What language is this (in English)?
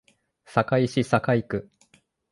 Japanese